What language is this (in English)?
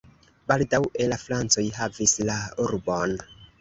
Esperanto